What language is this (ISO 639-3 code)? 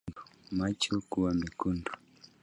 swa